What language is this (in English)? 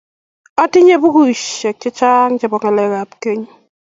Kalenjin